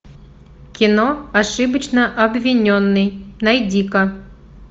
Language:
Russian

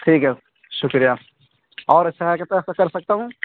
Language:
Urdu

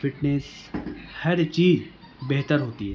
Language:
Urdu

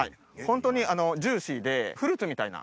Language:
Japanese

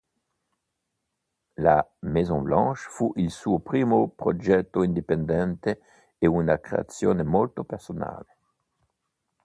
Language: Italian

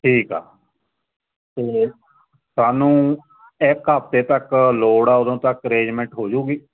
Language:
Punjabi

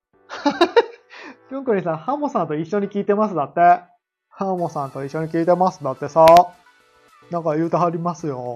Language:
Japanese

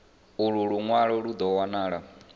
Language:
Venda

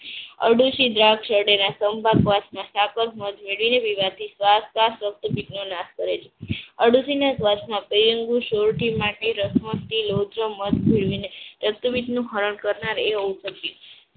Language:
Gujarati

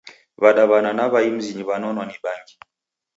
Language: Taita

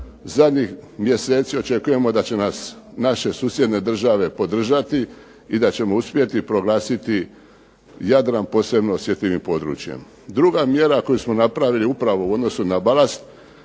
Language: Croatian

